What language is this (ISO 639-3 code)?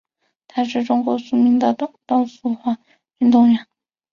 zho